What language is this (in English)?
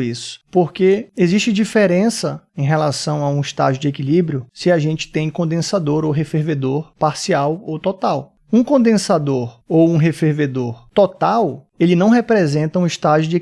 Portuguese